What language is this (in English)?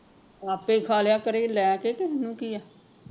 Punjabi